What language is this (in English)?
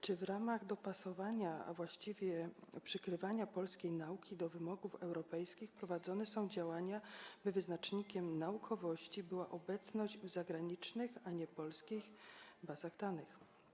Polish